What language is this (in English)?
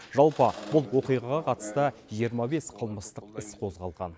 Kazakh